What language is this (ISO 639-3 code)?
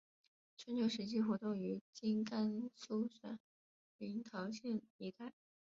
zho